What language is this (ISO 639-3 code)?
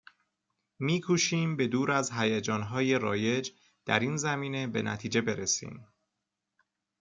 fas